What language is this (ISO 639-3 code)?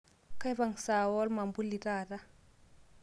mas